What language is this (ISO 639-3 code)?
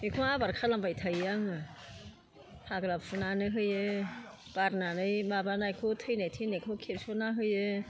brx